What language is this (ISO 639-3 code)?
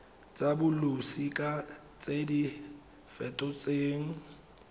tsn